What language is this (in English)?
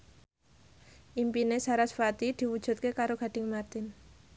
Javanese